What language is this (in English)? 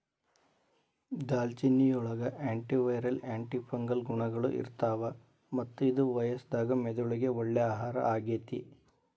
Kannada